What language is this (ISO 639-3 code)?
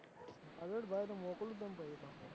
guj